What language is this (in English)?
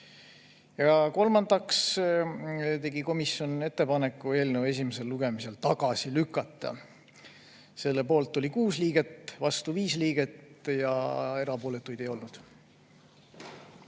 Estonian